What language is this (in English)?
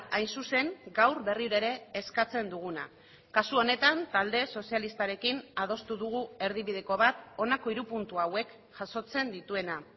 Basque